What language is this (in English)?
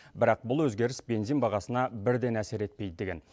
Kazakh